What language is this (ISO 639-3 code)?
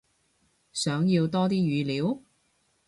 yue